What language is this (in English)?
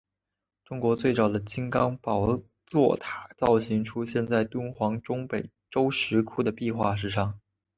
Chinese